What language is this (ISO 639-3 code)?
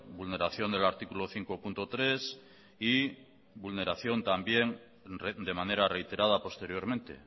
spa